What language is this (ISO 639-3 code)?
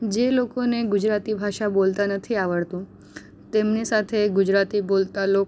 guj